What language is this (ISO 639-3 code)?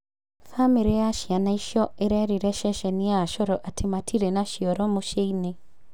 kik